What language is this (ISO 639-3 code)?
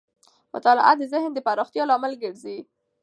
pus